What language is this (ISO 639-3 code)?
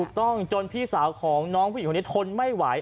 tha